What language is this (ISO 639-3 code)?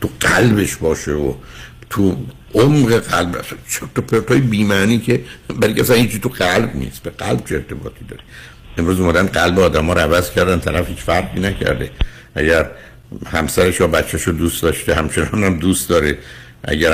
fas